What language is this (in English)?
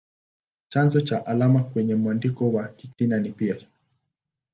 Swahili